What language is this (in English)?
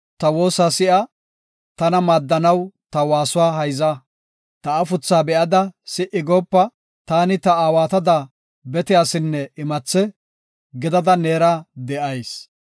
Gofa